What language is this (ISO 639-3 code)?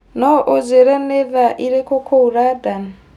kik